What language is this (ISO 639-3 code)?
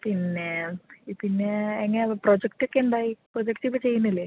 mal